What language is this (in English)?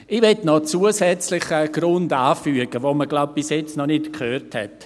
Swiss German